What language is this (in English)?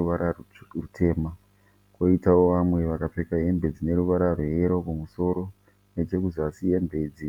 Shona